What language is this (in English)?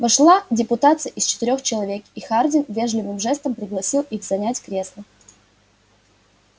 Russian